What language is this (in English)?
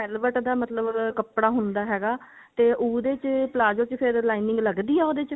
Punjabi